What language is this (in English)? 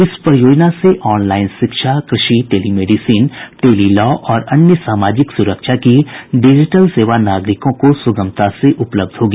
Hindi